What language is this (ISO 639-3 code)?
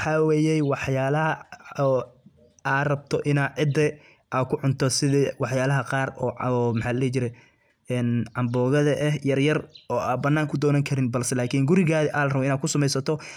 som